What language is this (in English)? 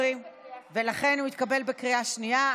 Hebrew